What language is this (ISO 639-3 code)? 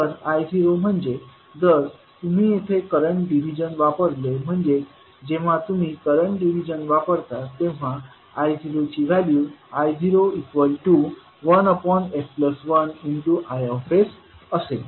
mar